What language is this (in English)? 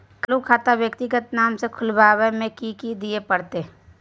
Maithili